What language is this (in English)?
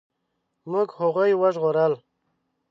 Pashto